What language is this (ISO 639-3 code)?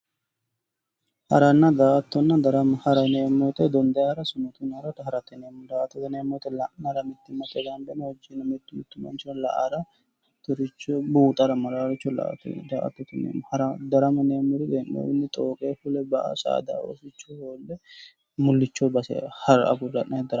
sid